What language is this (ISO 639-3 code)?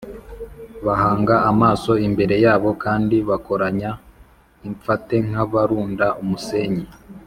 kin